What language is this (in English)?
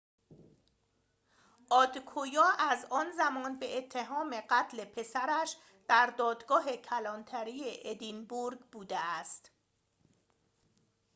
Persian